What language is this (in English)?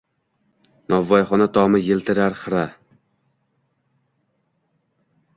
Uzbek